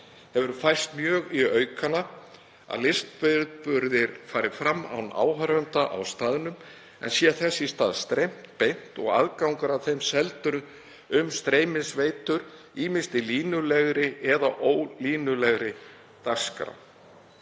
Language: Icelandic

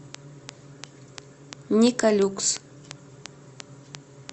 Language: Russian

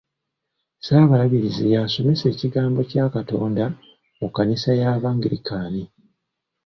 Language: Ganda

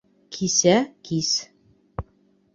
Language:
Bashkir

